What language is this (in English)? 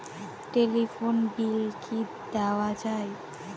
Bangla